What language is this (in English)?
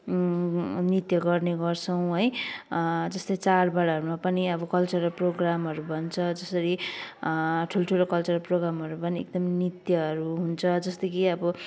Nepali